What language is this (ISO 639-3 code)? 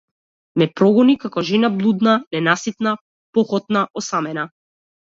mkd